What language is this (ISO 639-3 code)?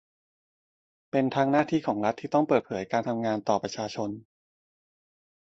tha